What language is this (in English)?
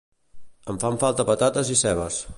Catalan